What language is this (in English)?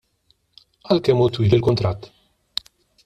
Maltese